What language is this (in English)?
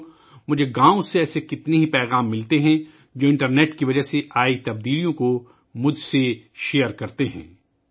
Urdu